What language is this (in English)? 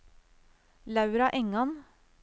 Norwegian